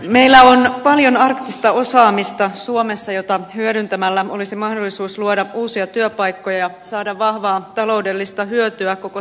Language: Finnish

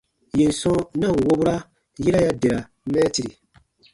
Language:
Baatonum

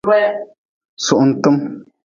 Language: Nawdm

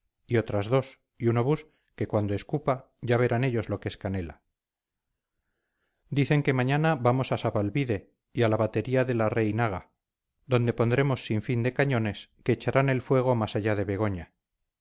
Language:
Spanish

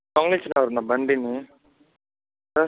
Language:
Telugu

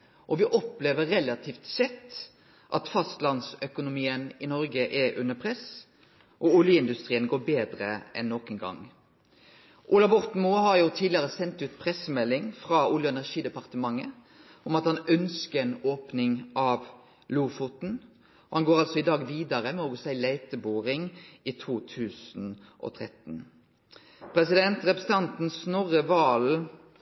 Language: Norwegian Nynorsk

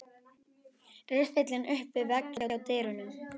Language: Icelandic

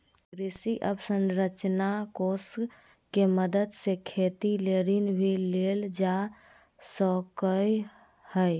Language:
Magahi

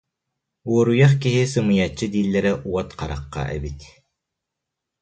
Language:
Yakut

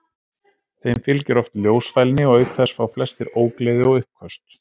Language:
Icelandic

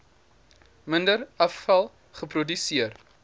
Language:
Afrikaans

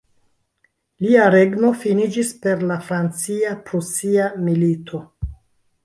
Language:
Esperanto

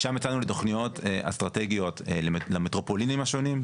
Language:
Hebrew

